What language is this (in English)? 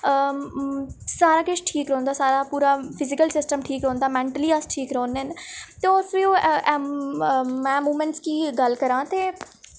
Dogri